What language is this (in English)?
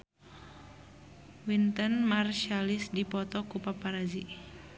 Sundanese